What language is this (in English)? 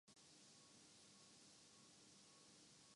Urdu